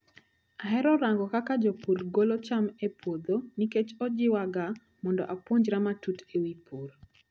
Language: Luo (Kenya and Tanzania)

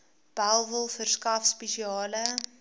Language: Afrikaans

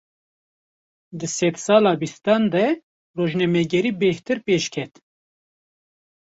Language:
Kurdish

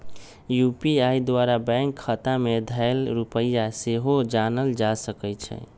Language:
Magahi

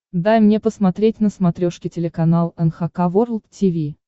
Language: Russian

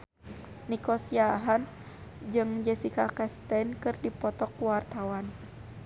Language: Sundanese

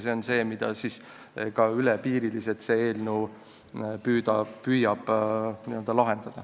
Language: Estonian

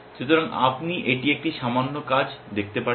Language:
Bangla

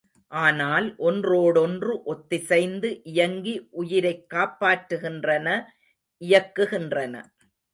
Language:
Tamil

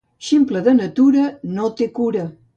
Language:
Catalan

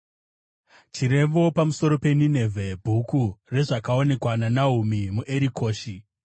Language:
Shona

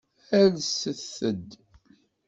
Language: Kabyle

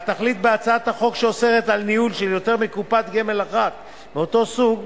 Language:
Hebrew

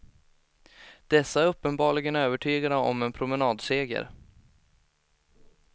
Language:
Swedish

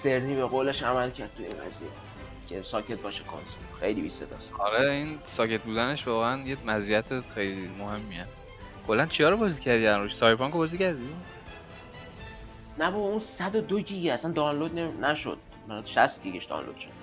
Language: Persian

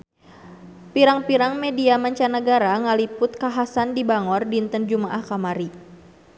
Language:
Sundanese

